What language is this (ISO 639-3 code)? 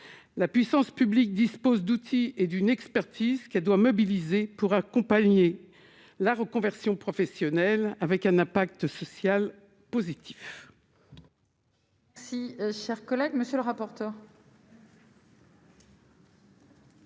fra